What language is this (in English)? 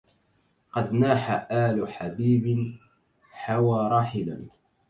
Arabic